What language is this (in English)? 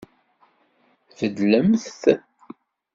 Kabyle